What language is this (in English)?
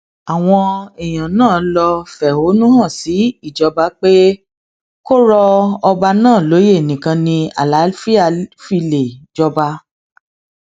Yoruba